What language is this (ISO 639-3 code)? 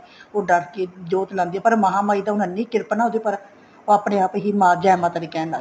pan